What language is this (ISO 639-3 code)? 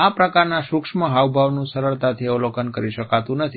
guj